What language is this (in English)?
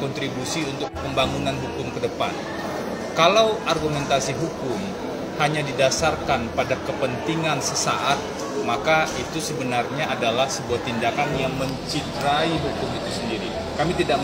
Indonesian